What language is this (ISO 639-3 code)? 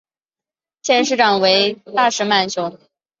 zho